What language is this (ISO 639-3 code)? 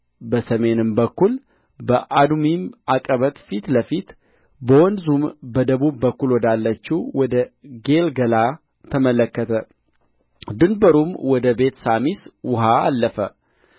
amh